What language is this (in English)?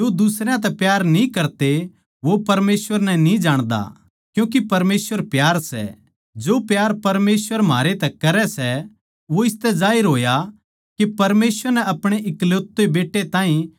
Haryanvi